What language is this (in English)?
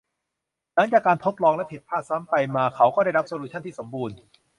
Thai